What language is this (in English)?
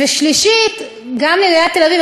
Hebrew